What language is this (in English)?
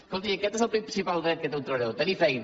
Catalan